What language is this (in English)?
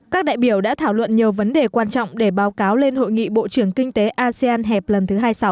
Vietnamese